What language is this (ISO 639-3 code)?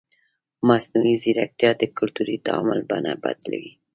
pus